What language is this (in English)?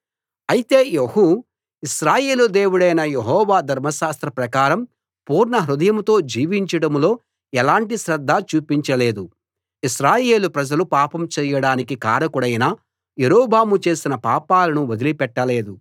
Telugu